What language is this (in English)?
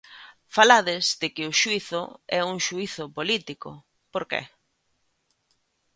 Galician